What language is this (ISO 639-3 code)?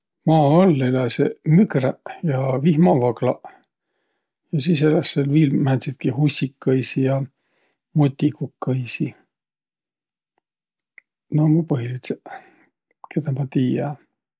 vro